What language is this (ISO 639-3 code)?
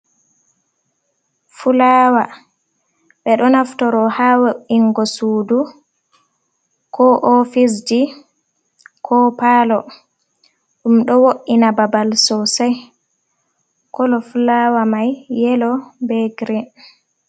ful